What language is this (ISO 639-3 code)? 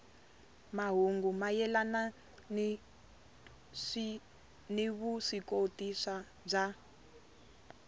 tso